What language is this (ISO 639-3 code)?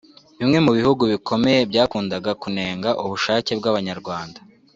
kin